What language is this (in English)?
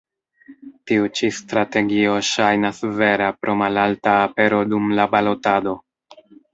Esperanto